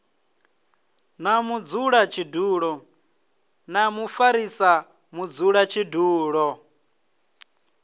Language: Venda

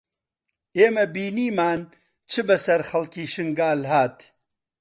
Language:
Central Kurdish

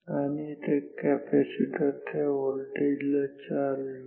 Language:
Marathi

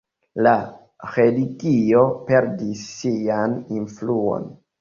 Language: Esperanto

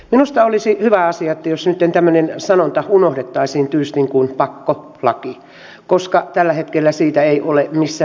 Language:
Finnish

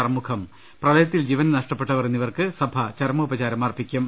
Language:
Malayalam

